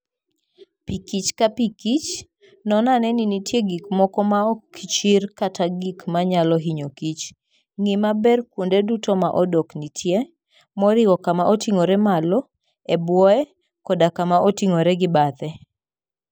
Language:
Luo (Kenya and Tanzania)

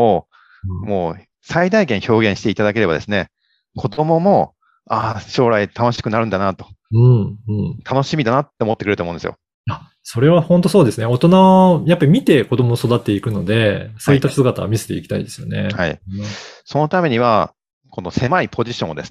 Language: Japanese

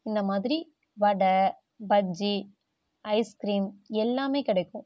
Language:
Tamil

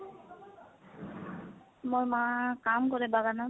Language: Assamese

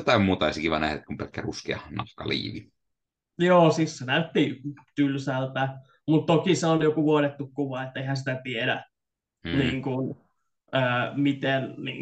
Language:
Finnish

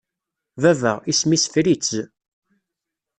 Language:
Kabyle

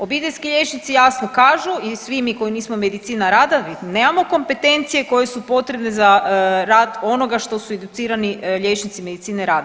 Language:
Croatian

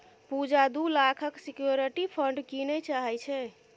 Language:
Maithili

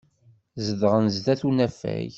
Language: Kabyle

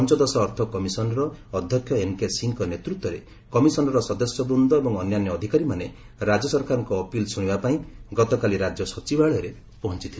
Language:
Odia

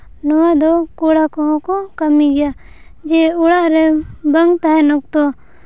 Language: Santali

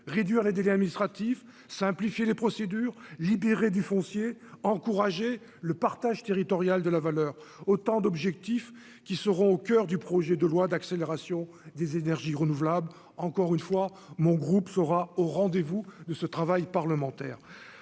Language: French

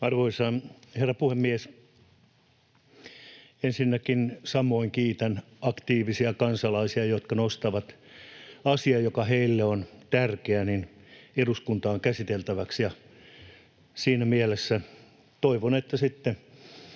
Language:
Finnish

